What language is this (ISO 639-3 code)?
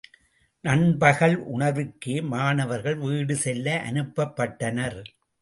tam